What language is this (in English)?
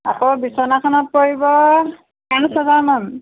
Assamese